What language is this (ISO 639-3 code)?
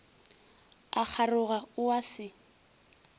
nso